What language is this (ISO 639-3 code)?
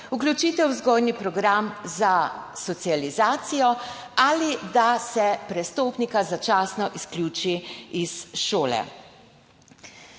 slv